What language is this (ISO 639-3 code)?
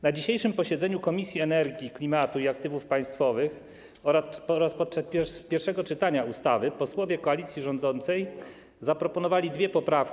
pol